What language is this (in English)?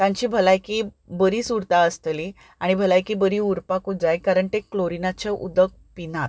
Konkani